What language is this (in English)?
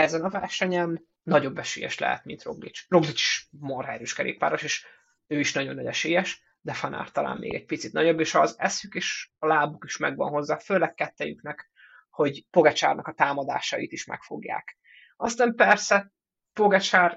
Hungarian